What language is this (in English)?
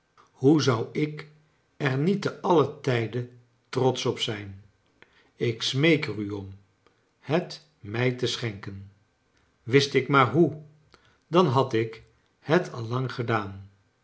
Dutch